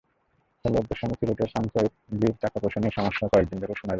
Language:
Bangla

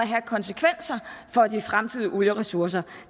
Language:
Danish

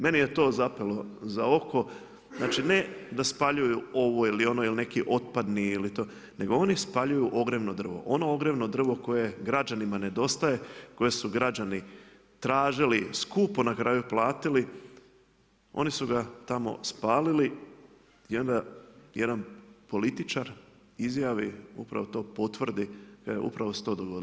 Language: Croatian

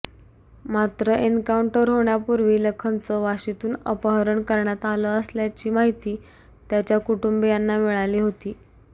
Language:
Marathi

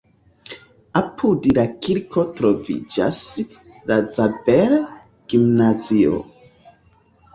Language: Esperanto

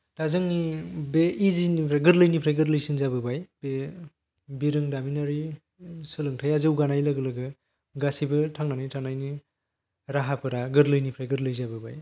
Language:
Bodo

